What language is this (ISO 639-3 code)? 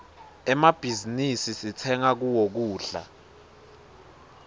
ssw